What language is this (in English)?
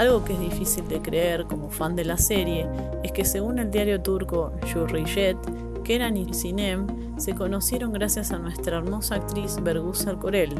Spanish